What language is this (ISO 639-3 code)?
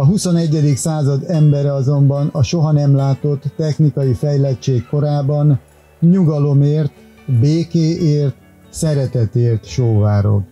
hun